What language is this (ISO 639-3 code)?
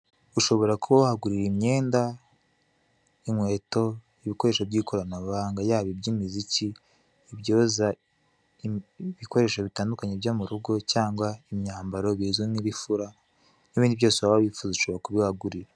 kin